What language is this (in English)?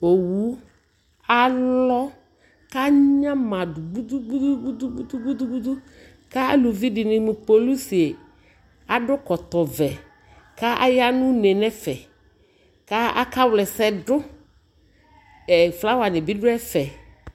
Ikposo